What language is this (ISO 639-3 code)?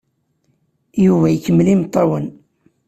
kab